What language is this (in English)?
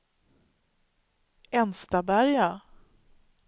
Swedish